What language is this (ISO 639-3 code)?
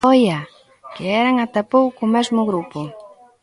glg